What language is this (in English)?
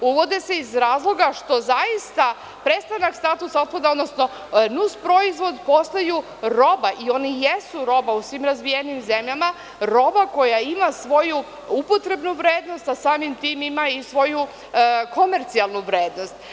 Serbian